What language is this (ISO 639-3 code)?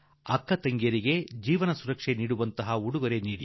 kan